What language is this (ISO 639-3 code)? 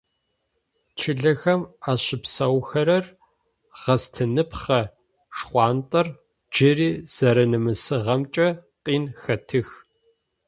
ady